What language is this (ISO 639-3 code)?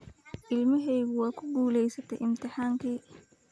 som